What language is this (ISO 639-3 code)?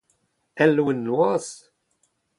bre